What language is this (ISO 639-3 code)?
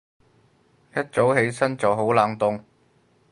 yue